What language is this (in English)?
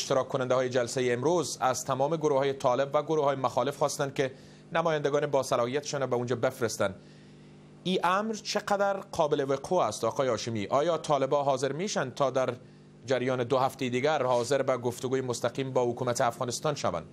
Persian